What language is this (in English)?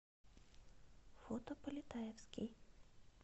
Russian